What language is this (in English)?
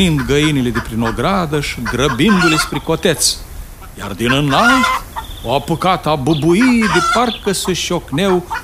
Romanian